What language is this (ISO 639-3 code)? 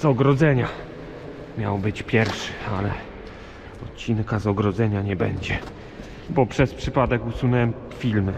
pol